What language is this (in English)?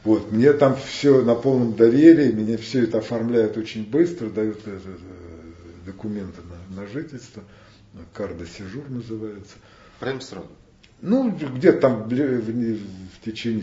Russian